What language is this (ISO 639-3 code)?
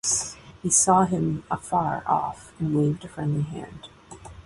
eng